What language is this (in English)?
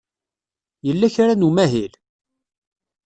Kabyle